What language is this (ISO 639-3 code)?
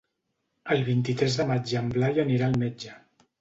cat